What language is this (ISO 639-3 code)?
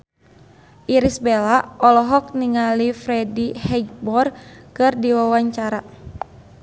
sun